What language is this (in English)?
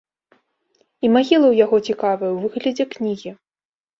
Belarusian